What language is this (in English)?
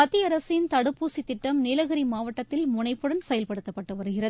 Tamil